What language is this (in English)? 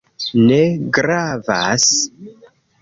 Esperanto